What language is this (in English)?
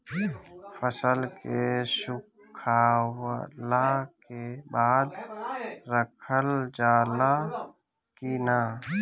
Bhojpuri